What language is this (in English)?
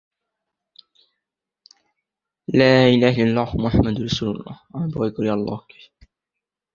Bangla